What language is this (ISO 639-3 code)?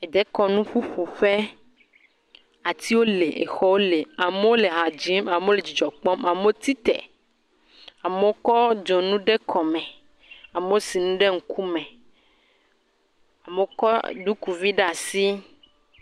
ewe